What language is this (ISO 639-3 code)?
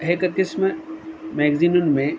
snd